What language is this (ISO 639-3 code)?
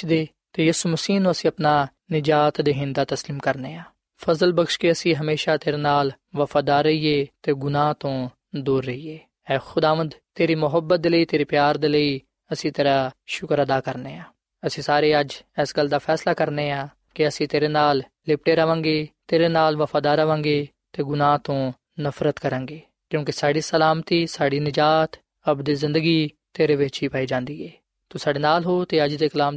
pan